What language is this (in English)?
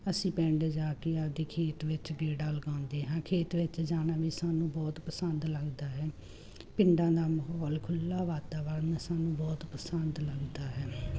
Punjabi